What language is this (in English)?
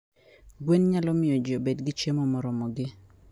Luo (Kenya and Tanzania)